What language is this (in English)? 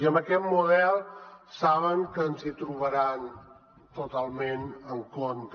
Catalan